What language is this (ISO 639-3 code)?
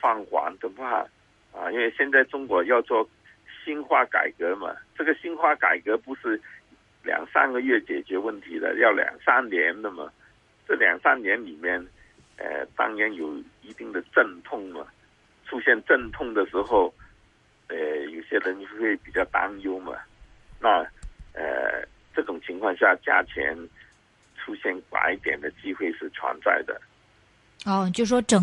zho